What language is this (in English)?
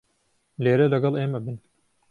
Central Kurdish